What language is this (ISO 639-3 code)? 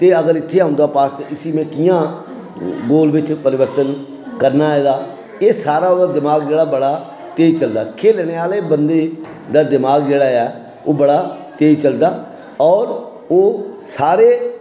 doi